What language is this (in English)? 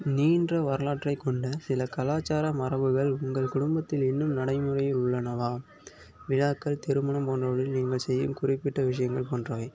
Tamil